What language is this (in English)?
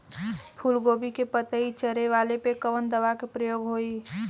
Bhojpuri